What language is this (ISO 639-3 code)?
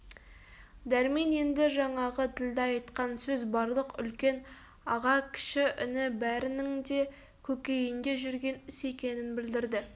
kaz